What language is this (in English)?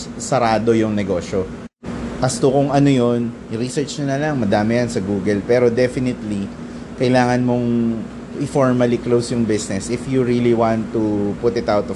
Filipino